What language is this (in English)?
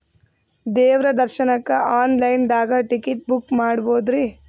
Kannada